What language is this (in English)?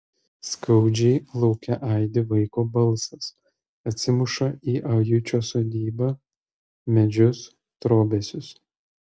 Lithuanian